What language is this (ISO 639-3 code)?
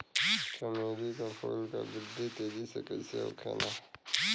bho